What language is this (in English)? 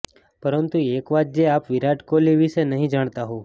Gujarati